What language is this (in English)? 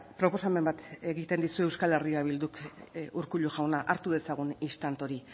Basque